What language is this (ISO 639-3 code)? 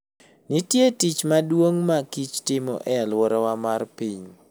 luo